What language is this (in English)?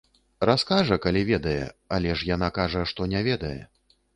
Belarusian